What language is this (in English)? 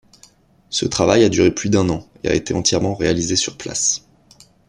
French